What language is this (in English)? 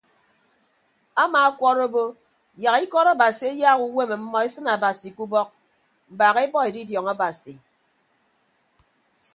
Ibibio